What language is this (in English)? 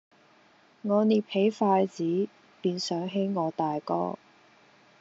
Cantonese